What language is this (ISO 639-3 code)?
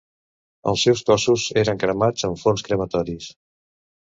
cat